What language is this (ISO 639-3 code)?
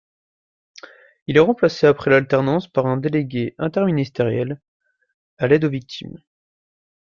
fra